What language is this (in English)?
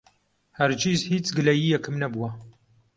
Central Kurdish